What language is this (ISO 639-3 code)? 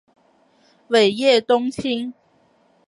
zho